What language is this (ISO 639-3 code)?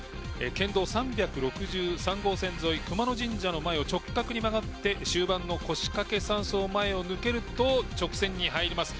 jpn